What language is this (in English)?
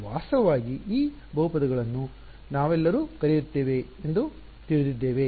Kannada